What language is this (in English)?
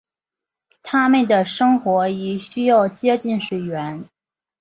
Chinese